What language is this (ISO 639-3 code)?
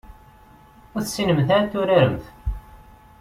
kab